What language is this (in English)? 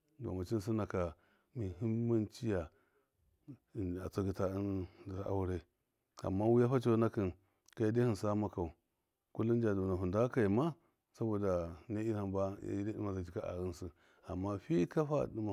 Miya